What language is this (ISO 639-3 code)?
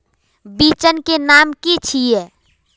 mag